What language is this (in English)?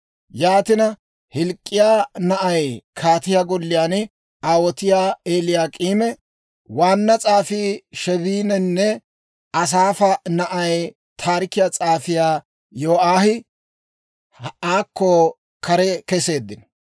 Dawro